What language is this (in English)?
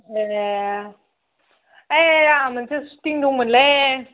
Bodo